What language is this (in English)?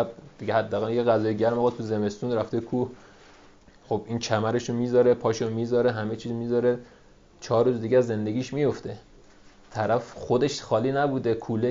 Persian